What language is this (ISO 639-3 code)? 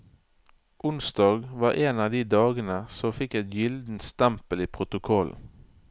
nor